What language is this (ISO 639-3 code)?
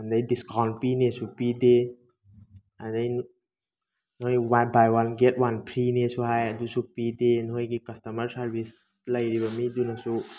mni